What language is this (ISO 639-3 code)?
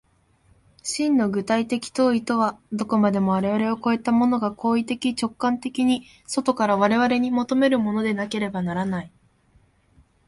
jpn